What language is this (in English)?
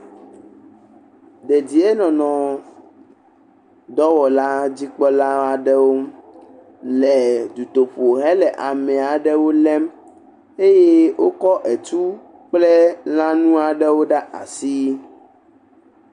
Ewe